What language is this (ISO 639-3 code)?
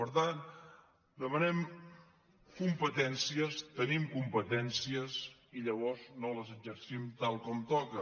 cat